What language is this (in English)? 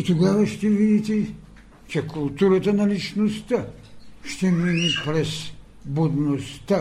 Bulgarian